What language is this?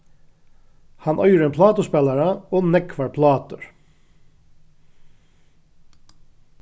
Faroese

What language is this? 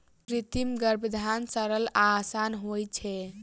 Maithili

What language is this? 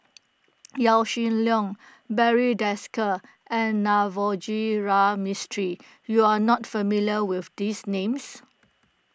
English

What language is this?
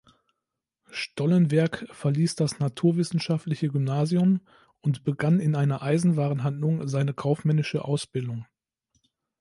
German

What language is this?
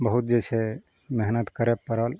Maithili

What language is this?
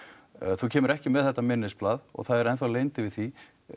Icelandic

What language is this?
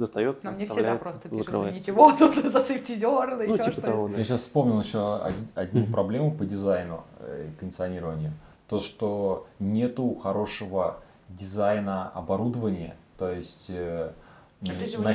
Russian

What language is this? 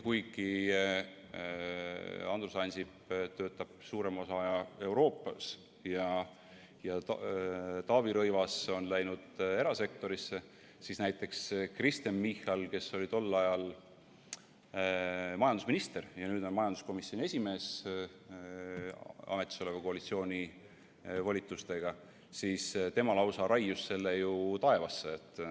Estonian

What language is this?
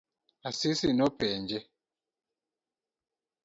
Luo (Kenya and Tanzania)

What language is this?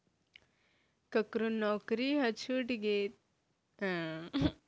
Chhattisgarhi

